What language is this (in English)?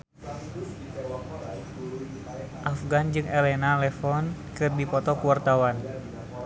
Sundanese